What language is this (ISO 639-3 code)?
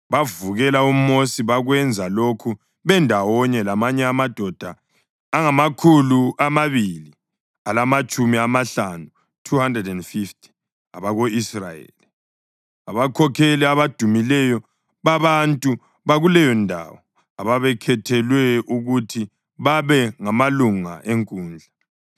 nde